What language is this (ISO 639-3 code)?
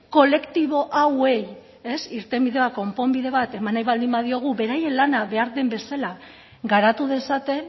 eus